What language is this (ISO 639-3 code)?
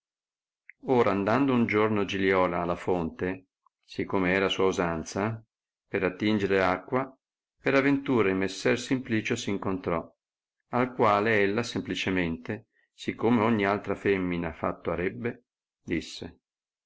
ita